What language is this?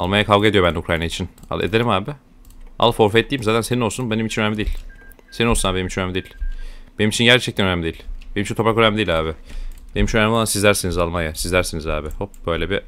Turkish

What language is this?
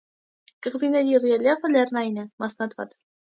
Armenian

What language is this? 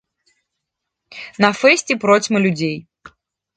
Belarusian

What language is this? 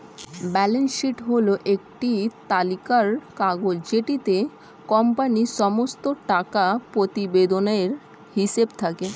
Bangla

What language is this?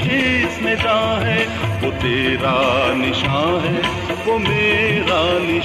Urdu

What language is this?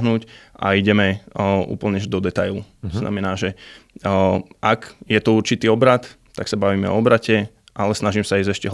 Slovak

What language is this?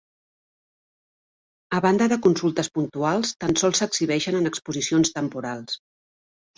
Catalan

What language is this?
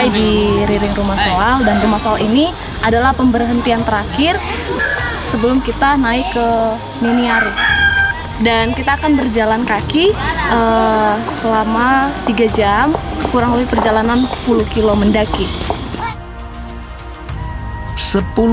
Indonesian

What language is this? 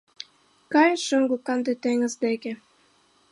Mari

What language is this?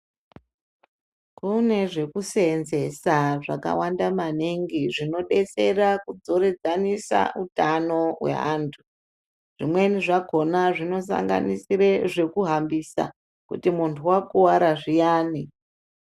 Ndau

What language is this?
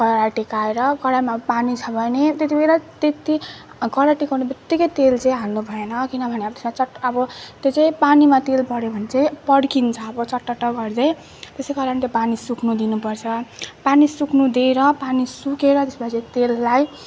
Nepali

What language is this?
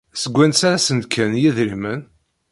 Kabyle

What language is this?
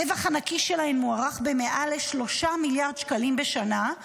Hebrew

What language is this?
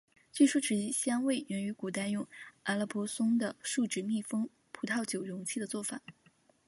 Chinese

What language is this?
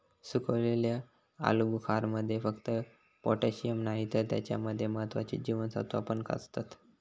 Marathi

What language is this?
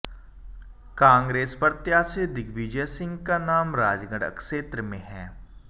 Hindi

